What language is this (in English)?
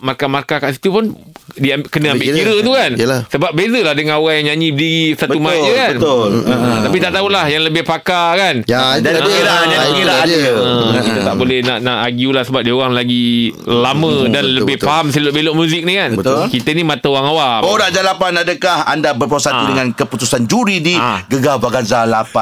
Malay